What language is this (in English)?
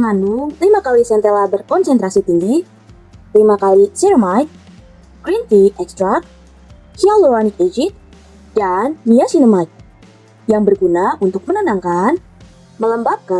Indonesian